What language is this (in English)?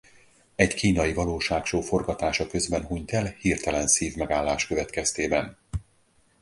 Hungarian